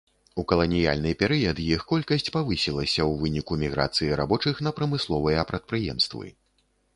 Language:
Belarusian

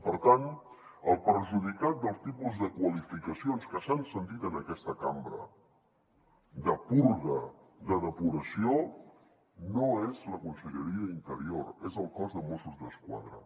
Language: Catalan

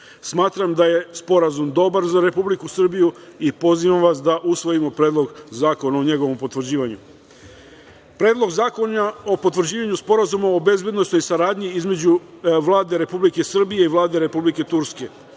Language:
Serbian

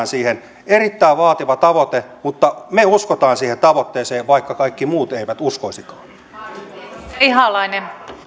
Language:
Finnish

